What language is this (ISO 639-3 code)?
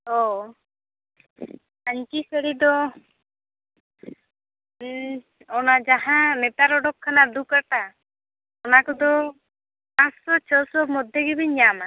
sat